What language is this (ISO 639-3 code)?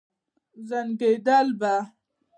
pus